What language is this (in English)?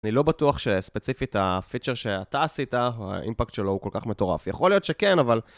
Hebrew